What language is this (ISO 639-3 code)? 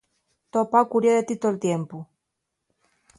ast